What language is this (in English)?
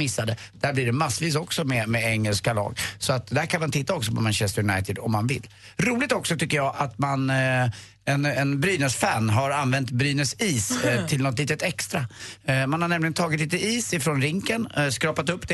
Swedish